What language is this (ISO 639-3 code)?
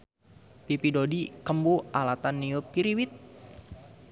sun